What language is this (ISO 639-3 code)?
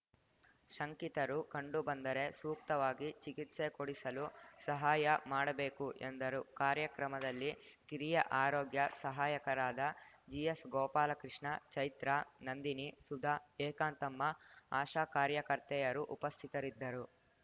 kan